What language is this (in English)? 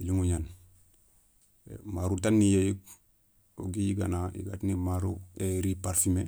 Soninke